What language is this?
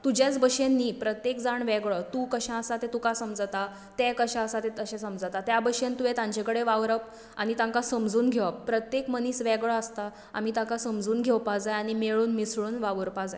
Konkani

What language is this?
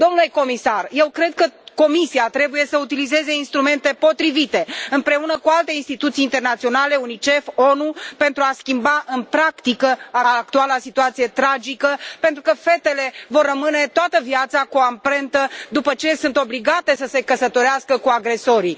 Romanian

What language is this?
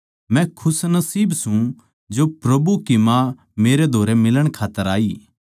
Haryanvi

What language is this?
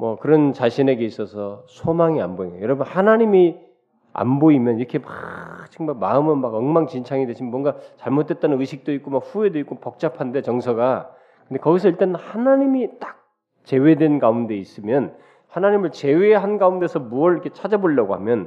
Korean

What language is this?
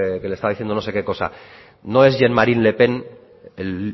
Spanish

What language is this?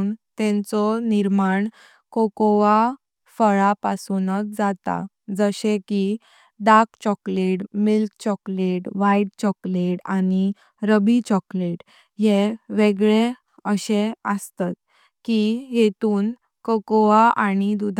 Konkani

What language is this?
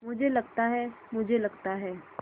Hindi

